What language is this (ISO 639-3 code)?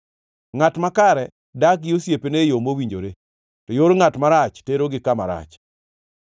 luo